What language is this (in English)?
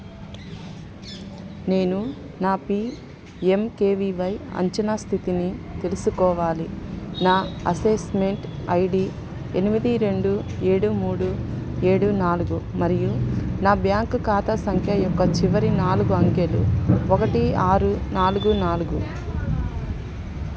Telugu